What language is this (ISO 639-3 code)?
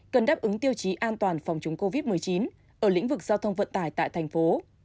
vie